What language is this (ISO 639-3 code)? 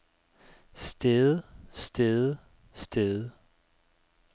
dan